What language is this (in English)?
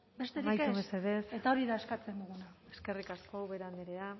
Basque